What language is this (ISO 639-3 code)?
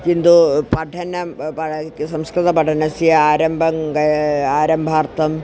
san